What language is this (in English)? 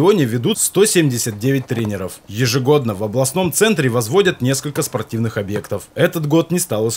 Russian